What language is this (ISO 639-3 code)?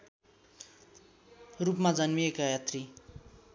nep